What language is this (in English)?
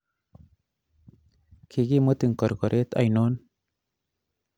Kalenjin